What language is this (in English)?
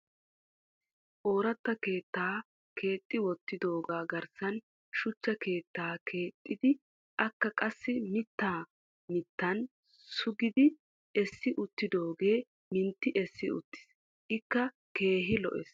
Wolaytta